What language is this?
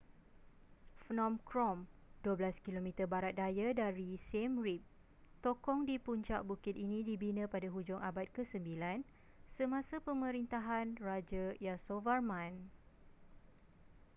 Malay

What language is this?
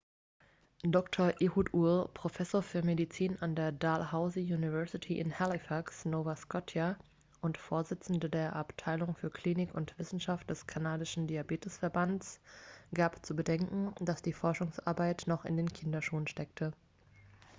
German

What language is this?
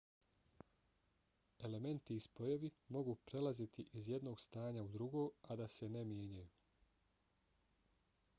Bosnian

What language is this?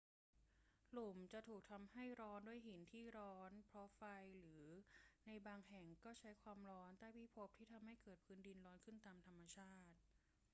Thai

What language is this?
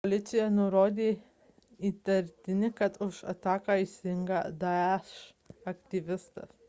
Lithuanian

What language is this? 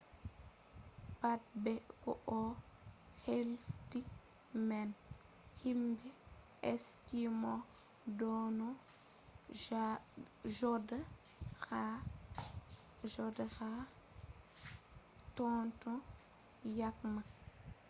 Fula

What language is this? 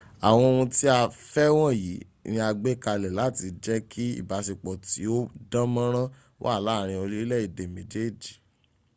Yoruba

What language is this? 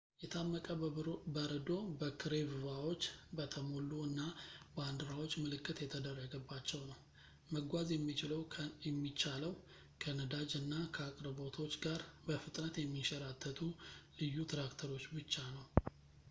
Amharic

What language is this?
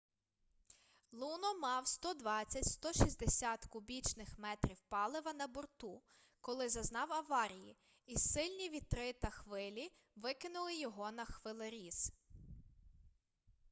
Ukrainian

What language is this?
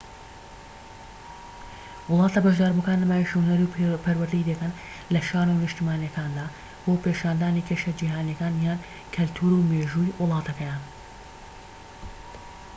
Central Kurdish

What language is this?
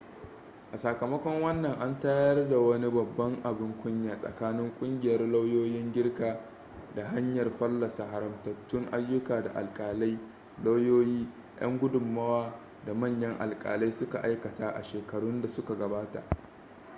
Hausa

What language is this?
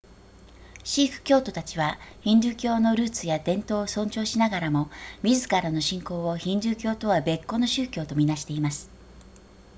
Japanese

